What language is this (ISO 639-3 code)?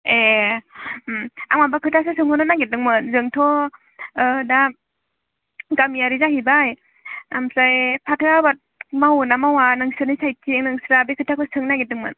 brx